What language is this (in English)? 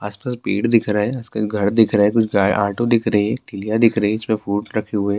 Urdu